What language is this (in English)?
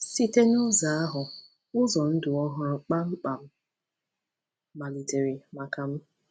Igbo